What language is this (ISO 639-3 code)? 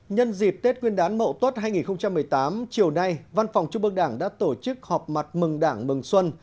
vie